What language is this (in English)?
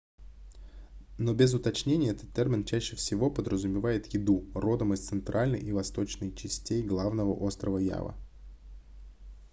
Russian